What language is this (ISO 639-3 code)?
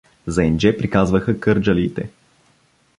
bul